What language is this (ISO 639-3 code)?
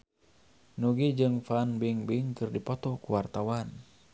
sun